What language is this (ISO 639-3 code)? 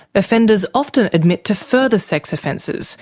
eng